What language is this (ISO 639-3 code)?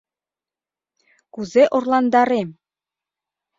chm